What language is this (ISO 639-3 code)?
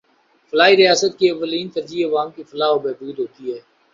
urd